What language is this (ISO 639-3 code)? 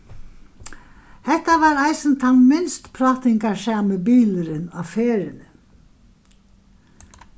fao